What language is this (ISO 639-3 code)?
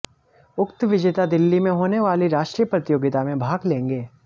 hin